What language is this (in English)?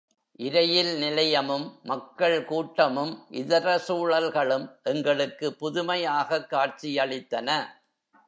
Tamil